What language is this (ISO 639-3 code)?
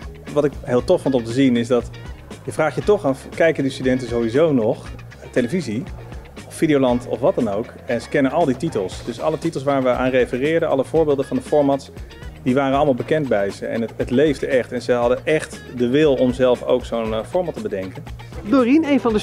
nld